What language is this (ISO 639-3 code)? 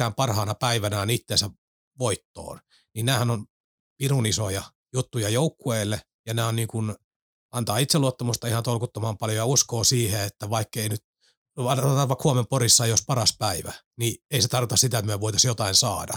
fin